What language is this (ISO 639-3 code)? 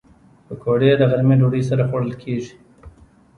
pus